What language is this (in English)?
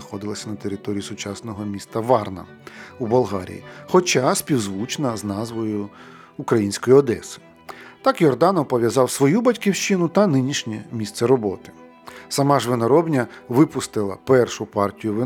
Ukrainian